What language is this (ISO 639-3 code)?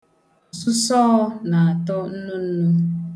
ibo